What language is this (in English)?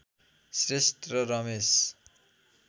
Nepali